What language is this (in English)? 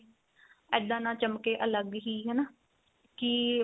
Punjabi